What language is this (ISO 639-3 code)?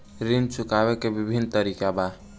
bho